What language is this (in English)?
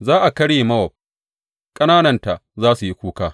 Hausa